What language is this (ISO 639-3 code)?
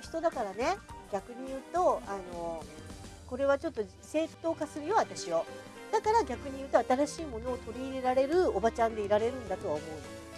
jpn